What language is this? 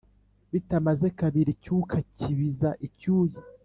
Kinyarwanda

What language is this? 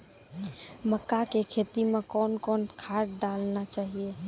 Maithili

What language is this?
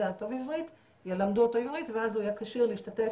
Hebrew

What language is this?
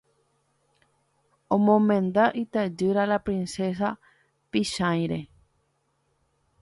Guarani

